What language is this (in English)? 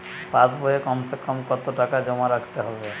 Bangla